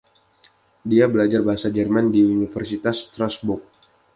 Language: Indonesian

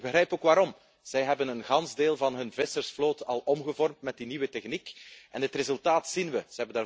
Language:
Dutch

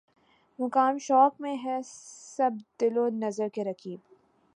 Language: Urdu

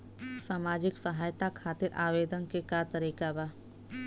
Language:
Bhojpuri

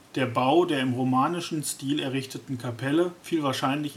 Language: German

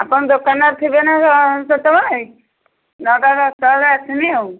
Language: Odia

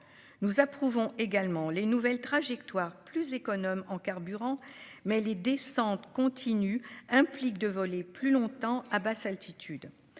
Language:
French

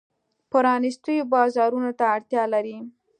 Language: Pashto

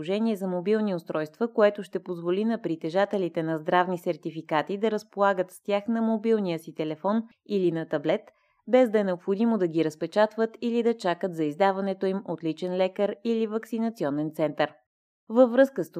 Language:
Bulgarian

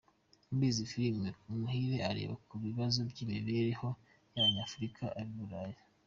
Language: Kinyarwanda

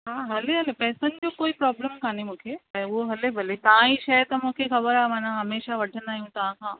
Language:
Sindhi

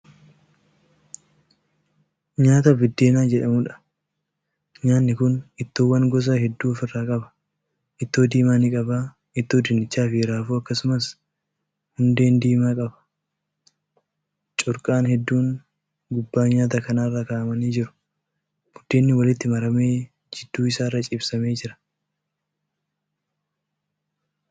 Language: Oromo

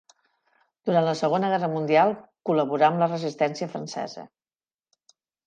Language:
Catalan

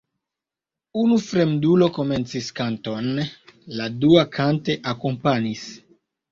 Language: Esperanto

